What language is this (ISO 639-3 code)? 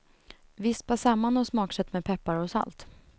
swe